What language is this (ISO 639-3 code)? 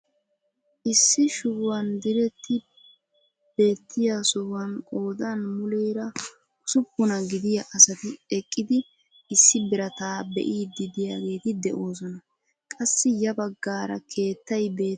wal